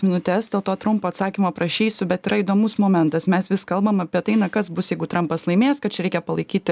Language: Lithuanian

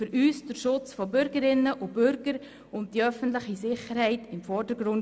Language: Swiss German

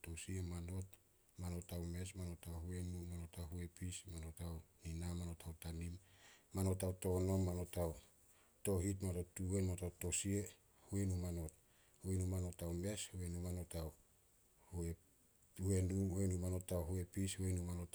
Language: Solos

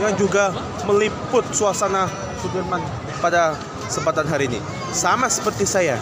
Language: Indonesian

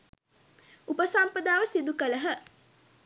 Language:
Sinhala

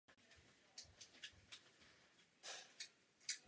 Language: Czech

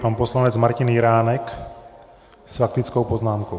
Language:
Czech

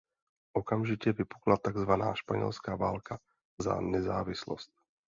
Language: Czech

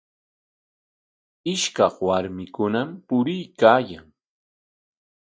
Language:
Corongo Ancash Quechua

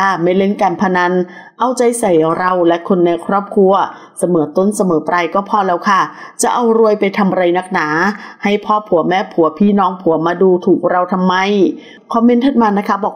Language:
Thai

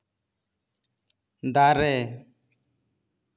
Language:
Santali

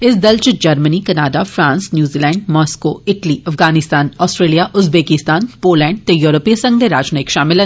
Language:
Dogri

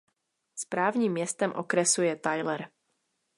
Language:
Czech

